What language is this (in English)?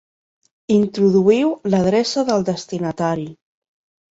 Catalan